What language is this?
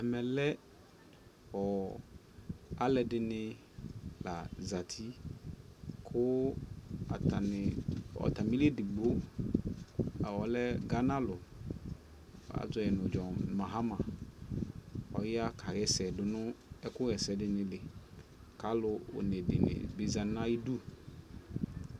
Ikposo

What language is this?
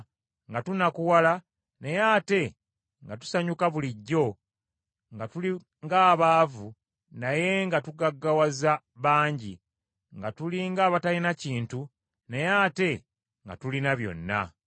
Ganda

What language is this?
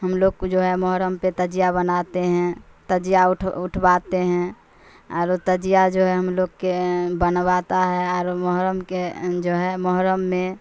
Urdu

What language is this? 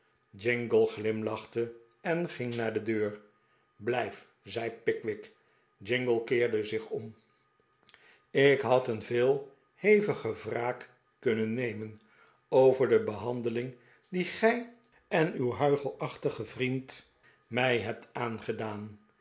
Dutch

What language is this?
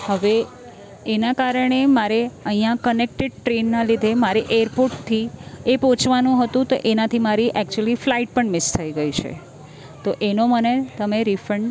Gujarati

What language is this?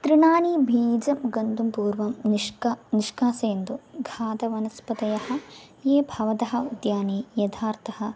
Sanskrit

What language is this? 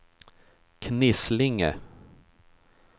Swedish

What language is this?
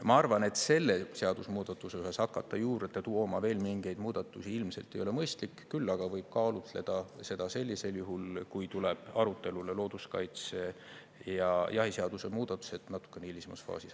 Estonian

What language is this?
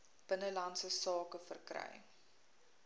Afrikaans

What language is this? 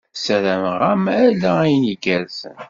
Kabyle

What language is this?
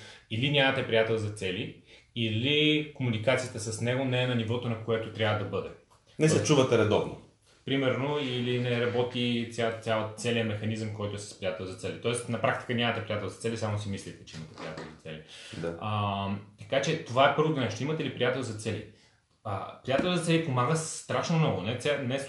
Bulgarian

